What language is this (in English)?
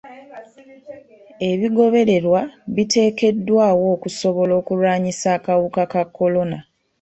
Ganda